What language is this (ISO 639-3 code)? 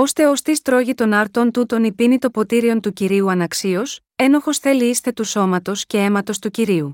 ell